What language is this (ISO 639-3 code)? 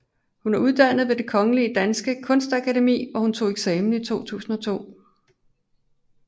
dan